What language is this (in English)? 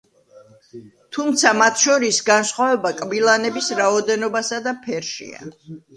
Georgian